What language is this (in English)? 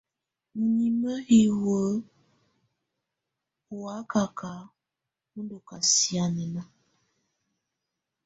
Tunen